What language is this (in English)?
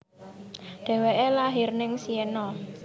Javanese